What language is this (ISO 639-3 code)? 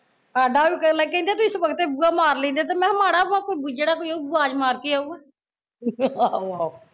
pan